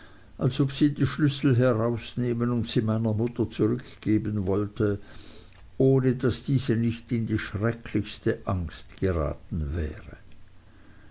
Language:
German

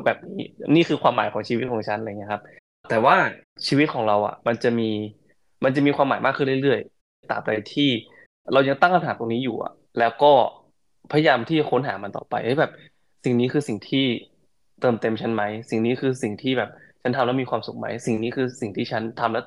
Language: Thai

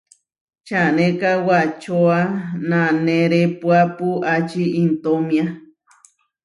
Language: Huarijio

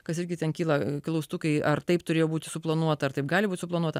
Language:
Lithuanian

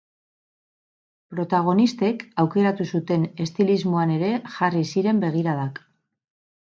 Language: Basque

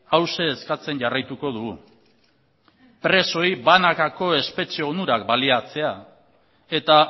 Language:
Basque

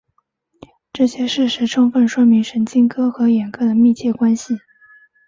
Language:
Chinese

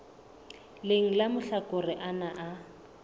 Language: Southern Sotho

